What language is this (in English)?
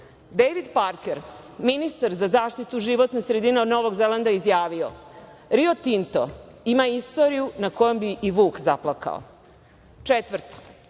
Serbian